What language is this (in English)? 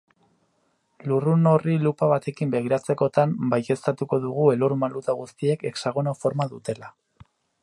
Basque